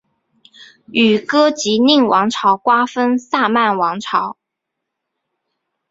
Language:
Chinese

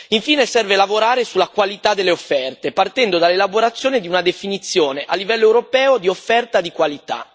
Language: Italian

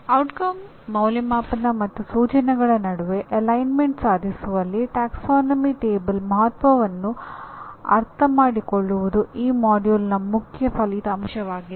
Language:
Kannada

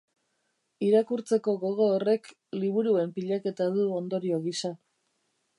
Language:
Basque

